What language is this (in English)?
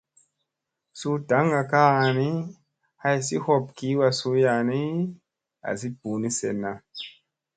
Musey